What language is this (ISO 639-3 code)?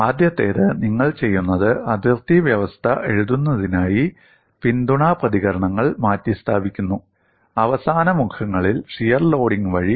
mal